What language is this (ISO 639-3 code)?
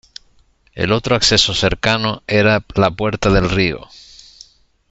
spa